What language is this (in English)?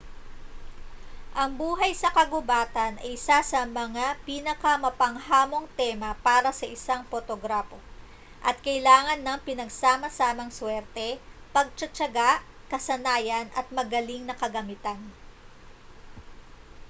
Filipino